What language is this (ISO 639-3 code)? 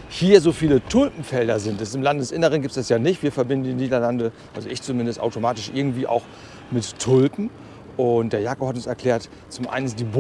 deu